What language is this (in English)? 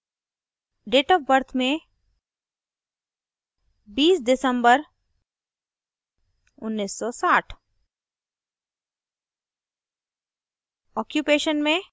Hindi